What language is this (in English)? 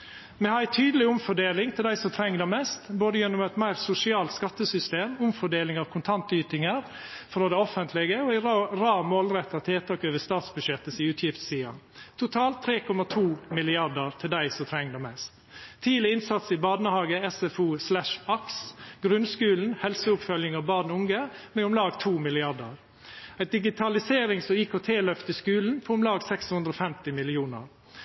Norwegian Nynorsk